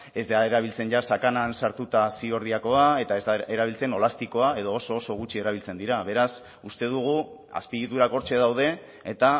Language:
Basque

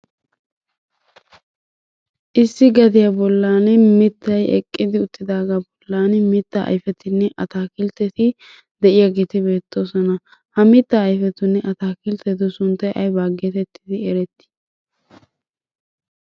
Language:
Wolaytta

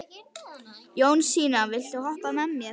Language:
Icelandic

